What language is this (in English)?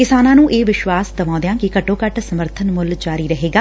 Punjabi